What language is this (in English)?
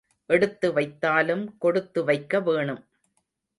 Tamil